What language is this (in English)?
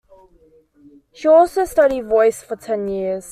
English